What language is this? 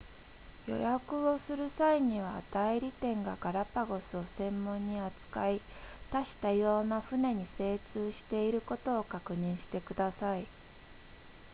Japanese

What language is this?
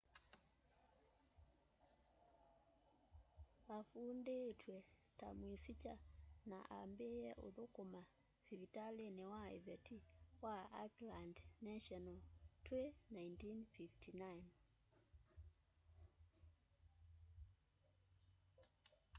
Kamba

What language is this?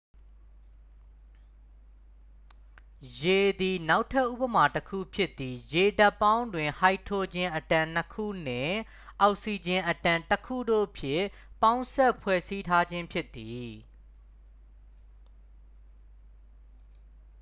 Burmese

